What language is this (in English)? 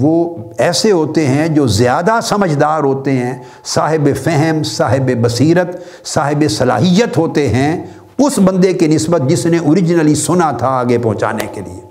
Urdu